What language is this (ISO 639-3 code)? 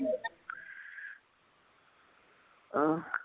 pan